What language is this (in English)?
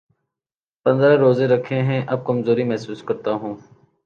Urdu